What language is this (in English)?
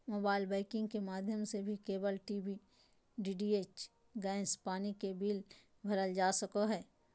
Magahi